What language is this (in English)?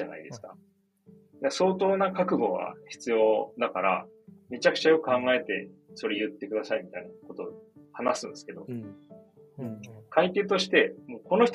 Japanese